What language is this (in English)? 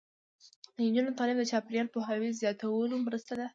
Pashto